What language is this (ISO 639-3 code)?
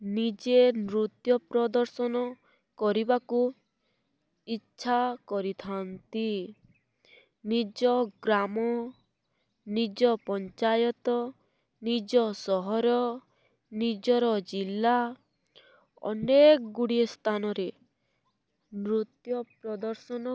ori